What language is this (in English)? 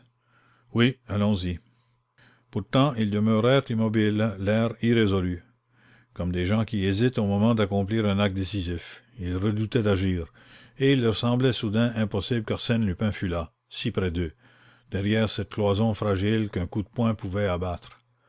French